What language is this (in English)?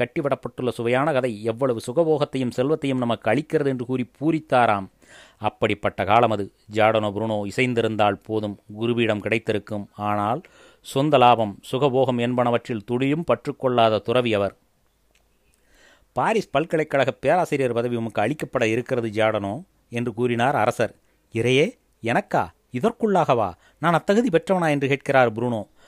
Tamil